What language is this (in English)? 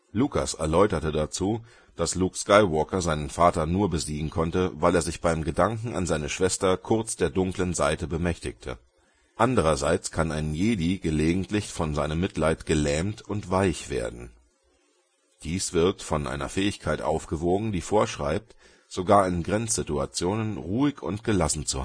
German